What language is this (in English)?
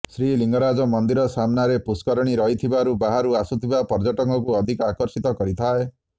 Odia